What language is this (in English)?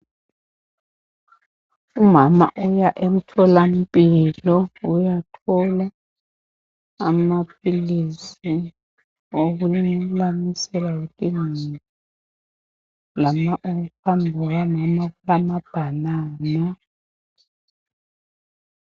North Ndebele